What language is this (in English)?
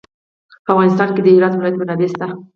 Pashto